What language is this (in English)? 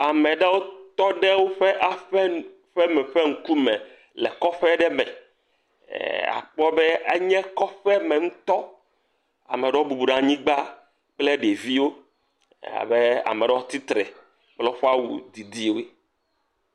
Ewe